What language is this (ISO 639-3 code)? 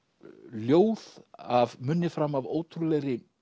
isl